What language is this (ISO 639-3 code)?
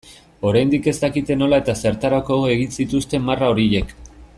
eus